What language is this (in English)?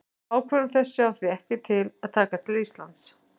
Icelandic